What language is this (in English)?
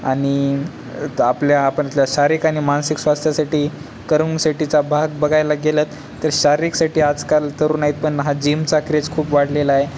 Marathi